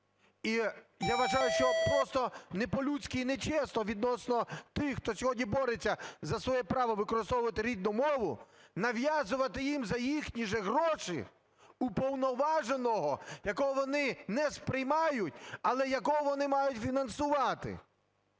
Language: Ukrainian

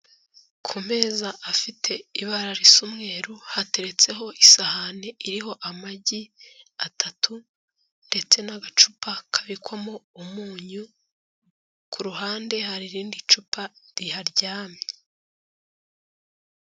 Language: Kinyarwanda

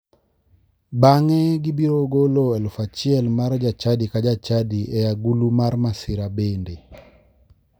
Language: Luo (Kenya and Tanzania)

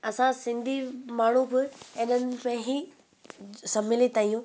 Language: Sindhi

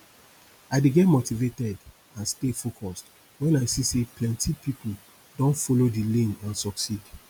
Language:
Nigerian Pidgin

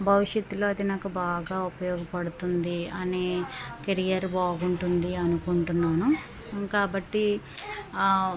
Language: Telugu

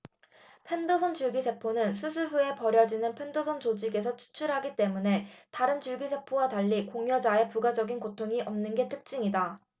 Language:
Korean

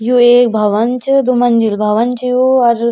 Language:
Garhwali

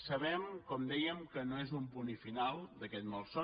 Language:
Catalan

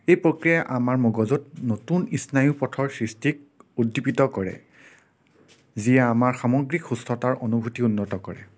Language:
Assamese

